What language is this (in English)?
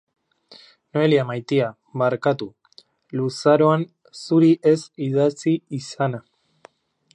Basque